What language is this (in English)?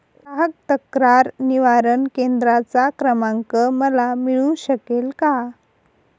Marathi